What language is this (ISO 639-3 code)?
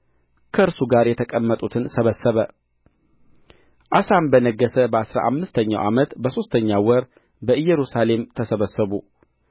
amh